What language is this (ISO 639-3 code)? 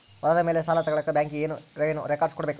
kan